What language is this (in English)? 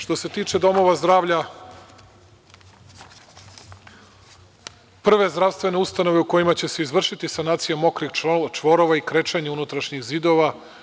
Serbian